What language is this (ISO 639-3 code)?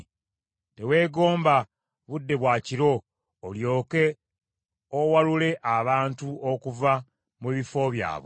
lug